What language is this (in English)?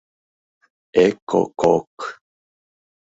Mari